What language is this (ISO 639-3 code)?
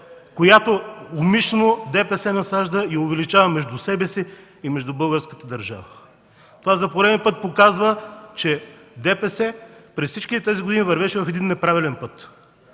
bul